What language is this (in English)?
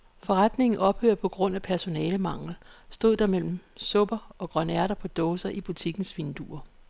Danish